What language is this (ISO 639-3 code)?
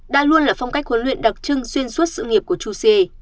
vie